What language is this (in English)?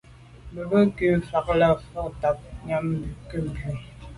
Medumba